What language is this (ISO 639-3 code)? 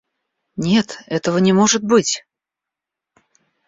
rus